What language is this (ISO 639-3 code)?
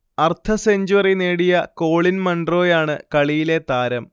mal